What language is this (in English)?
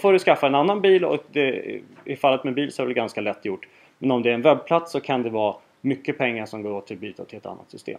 Swedish